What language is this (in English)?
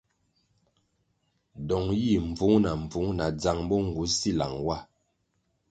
Kwasio